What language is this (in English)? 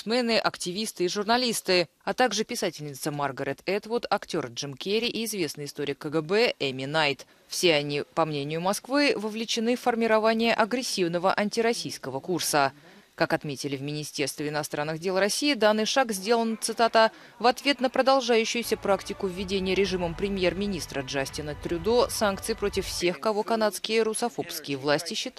Russian